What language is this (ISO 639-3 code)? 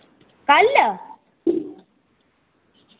doi